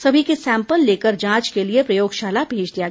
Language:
Hindi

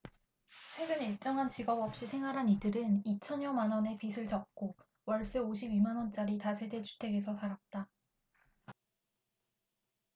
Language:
Korean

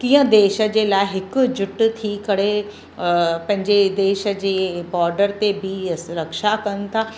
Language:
Sindhi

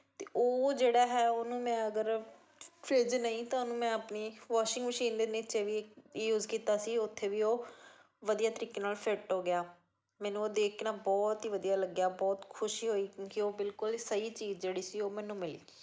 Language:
Punjabi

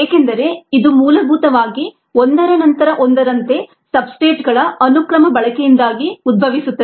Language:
Kannada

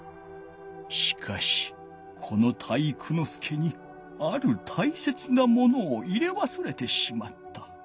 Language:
Japanese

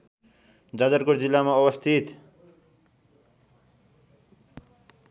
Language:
Nepali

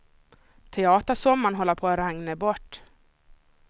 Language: Swedish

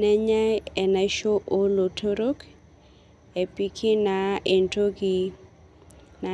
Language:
Masai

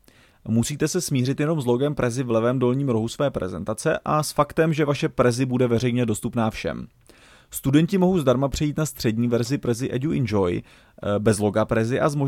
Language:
Czech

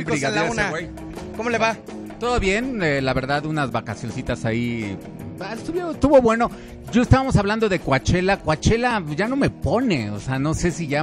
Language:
Spanish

